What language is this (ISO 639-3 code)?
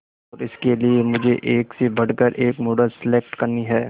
hin